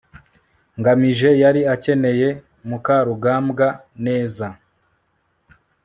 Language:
Kinyarwanda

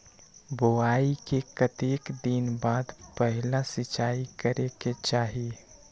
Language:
Magahi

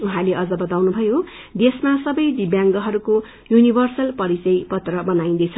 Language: Nepali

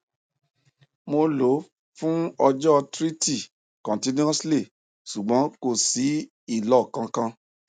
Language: Yoruba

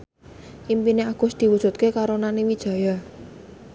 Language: Javanese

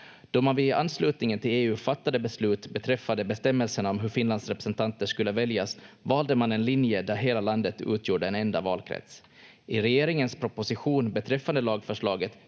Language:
Finnish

